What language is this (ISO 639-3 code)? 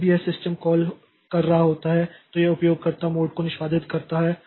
hin